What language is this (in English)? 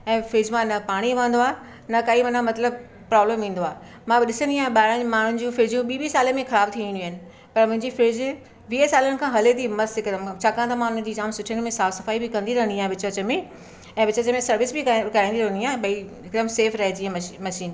Sindhi